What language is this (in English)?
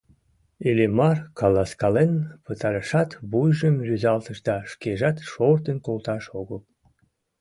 Mari